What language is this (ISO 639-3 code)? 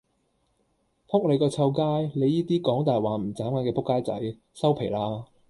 yue